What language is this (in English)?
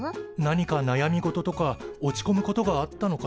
Japanese